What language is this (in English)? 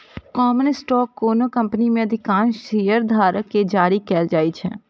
Maithili